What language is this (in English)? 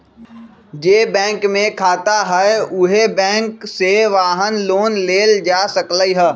Magahi